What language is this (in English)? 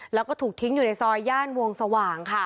Thai